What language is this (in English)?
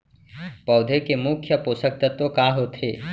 Chhattisgarhi